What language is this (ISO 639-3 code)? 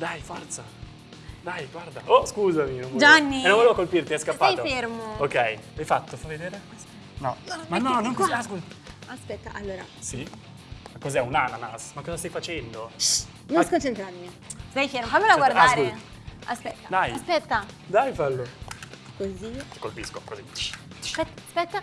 ita